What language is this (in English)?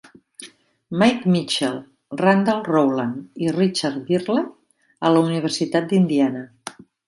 Catalan